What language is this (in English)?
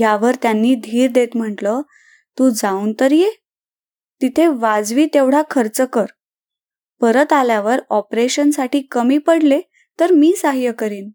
Marathi